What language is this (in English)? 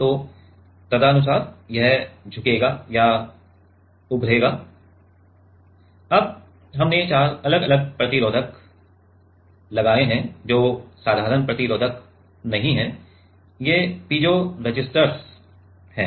Hindi